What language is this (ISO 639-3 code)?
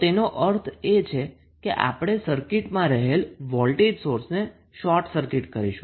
guj